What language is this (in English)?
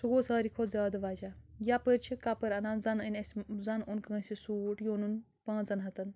Kashmiri